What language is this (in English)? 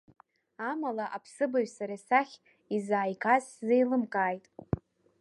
Abkhazian